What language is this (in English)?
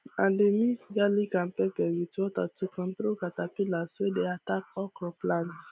Nigerian Pidgin